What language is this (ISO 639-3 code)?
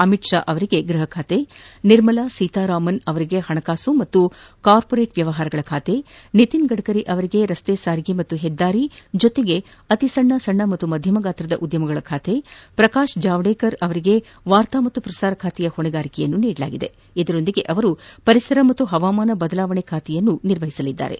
kan